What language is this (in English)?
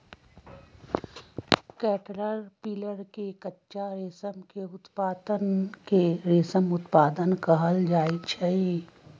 Magahi